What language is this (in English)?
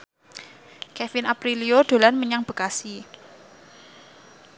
Javanese